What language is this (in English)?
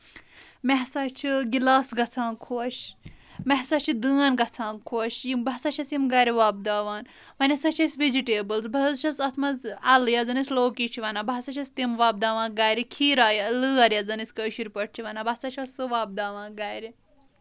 Kashmiri